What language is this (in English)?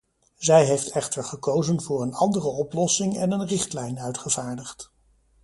Dutch